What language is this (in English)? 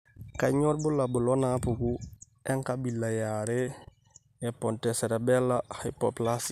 Masai